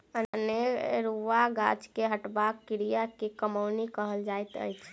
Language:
Maithili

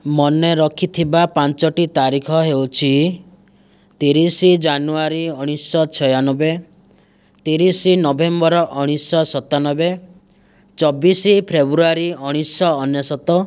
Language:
Odia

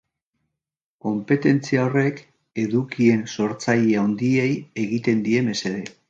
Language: Basque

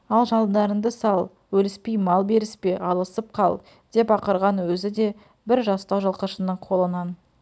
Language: Kazakh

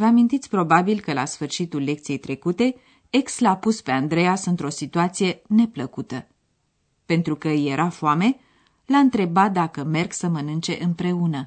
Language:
Romanian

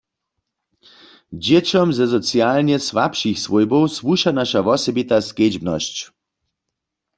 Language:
Upper Sorbian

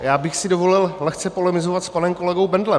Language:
Czech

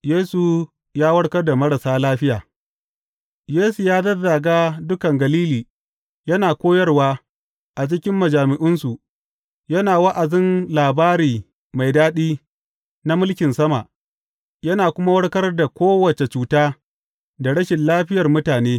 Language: Hausa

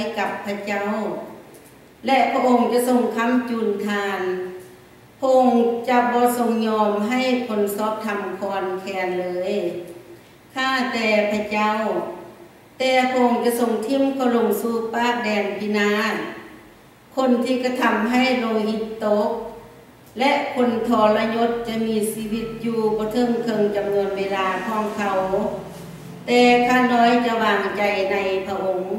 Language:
Thai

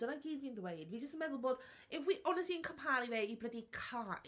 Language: Welsh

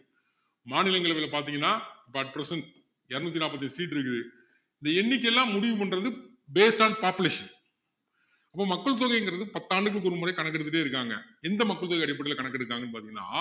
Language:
Tamil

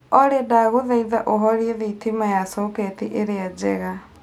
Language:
Kikuyu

